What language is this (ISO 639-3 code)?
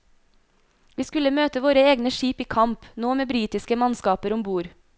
nor